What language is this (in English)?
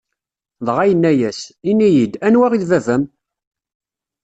Kabyle